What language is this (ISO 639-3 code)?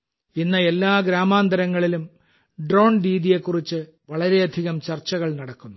mal